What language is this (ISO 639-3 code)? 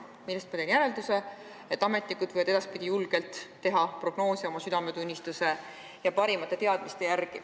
est